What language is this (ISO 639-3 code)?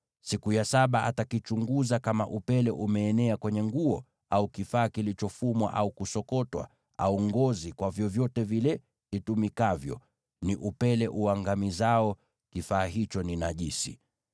swa